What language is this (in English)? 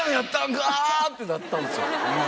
Japanese